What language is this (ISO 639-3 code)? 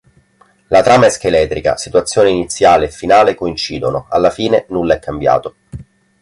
ita